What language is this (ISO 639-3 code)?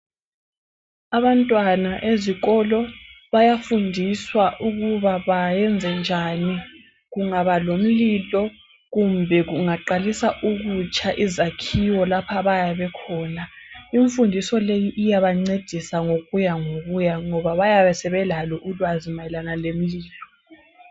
nde